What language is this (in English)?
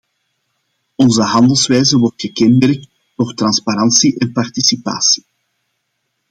Dutch